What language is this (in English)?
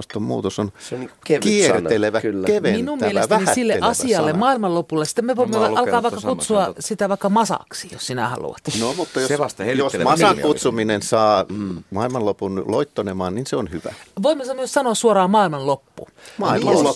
Finnish